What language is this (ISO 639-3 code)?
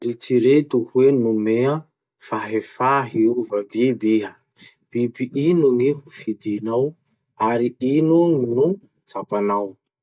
msh